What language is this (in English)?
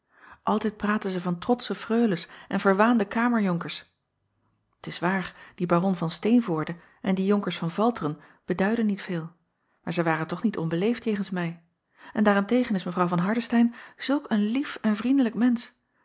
Dutch